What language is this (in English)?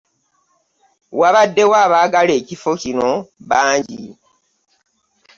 Ganda